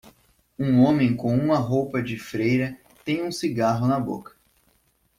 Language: Portuguese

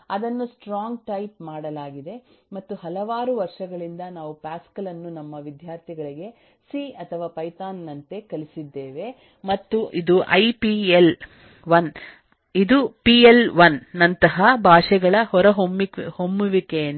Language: Kannada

